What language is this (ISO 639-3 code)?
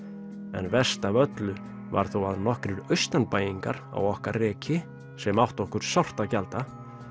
isl